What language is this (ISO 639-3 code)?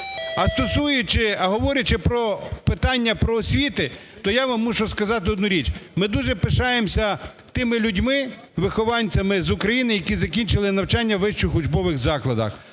ukr